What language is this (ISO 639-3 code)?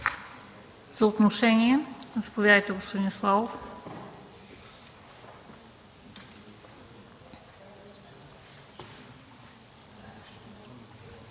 bul